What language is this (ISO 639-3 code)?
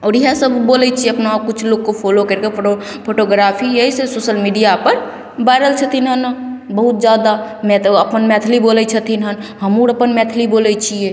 mai